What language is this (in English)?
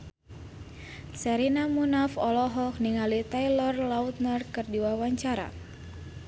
Sundanese